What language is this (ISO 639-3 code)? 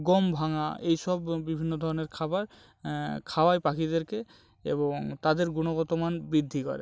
ben